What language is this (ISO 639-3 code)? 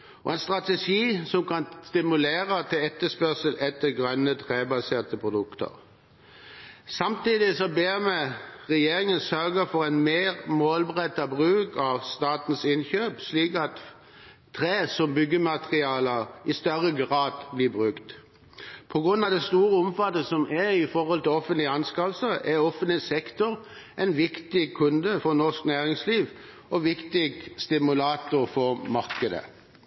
nob